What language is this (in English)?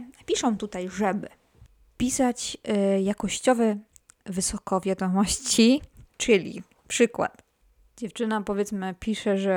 Polish